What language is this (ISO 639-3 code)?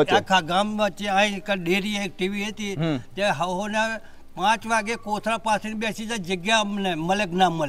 guj